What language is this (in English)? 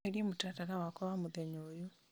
Kikuyu